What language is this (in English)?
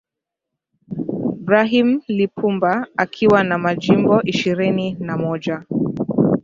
Swahili